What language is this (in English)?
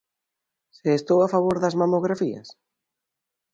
Galician